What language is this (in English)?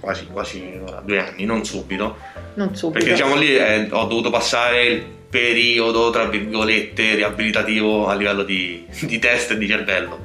Italian